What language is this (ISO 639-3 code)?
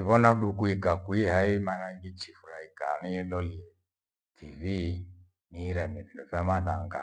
gwe